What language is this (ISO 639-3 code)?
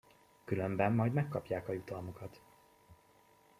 hun